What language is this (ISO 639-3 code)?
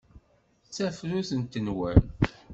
kab